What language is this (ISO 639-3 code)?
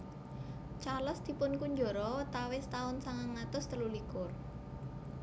jav